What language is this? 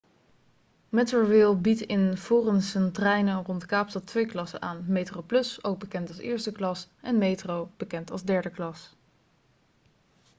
Dutch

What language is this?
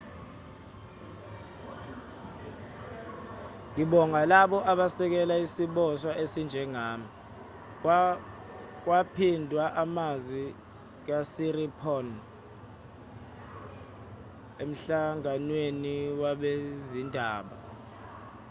Zulu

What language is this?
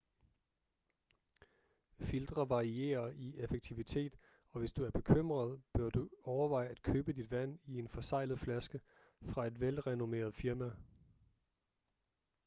Danish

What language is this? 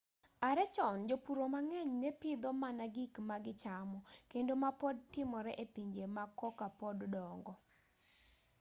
Luo (Kenya and Tanzania)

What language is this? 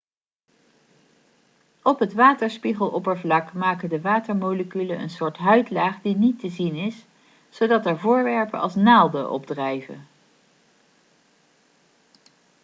Dutch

